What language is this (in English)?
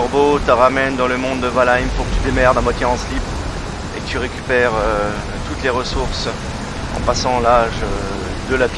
French